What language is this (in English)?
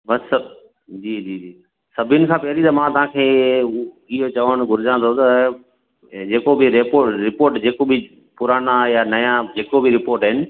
Sindhi